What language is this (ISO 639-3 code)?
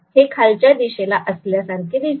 mar